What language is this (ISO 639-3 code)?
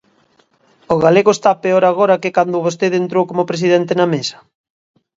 glg